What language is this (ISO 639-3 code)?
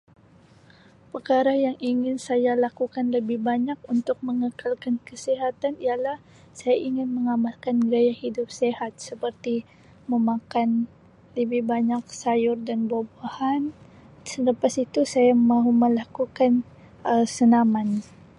msi